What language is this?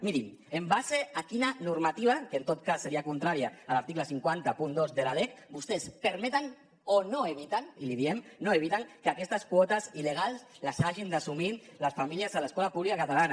Catalan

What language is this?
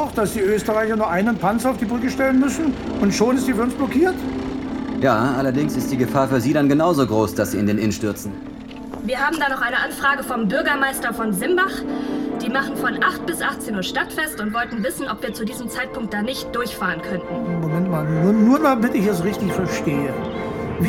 German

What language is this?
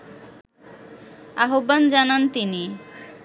Bangla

